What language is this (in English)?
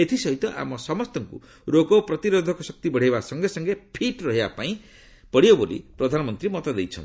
Odia